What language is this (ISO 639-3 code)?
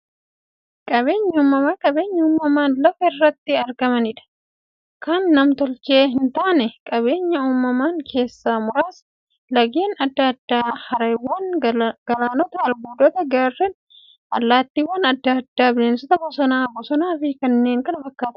orm